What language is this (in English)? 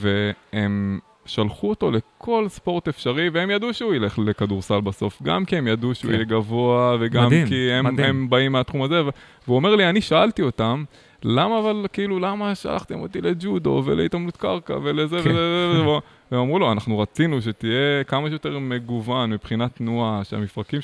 Hebrew